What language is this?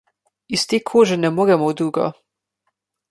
Slovenian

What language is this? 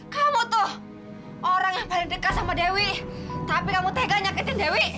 Indonesian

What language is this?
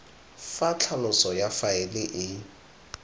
Tswana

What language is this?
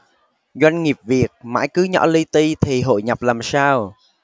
Vietnamese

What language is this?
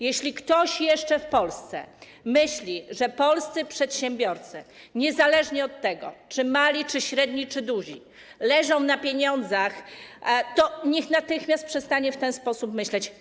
Polish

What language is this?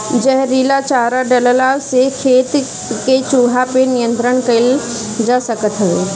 Bhojpuri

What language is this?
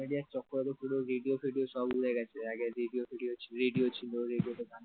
Bangla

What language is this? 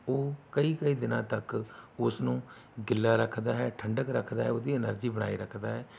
Punjabi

